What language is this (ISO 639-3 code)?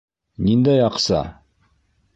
bak